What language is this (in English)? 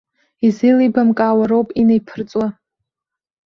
Abkhazian